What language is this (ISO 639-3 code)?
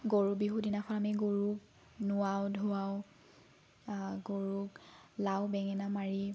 asm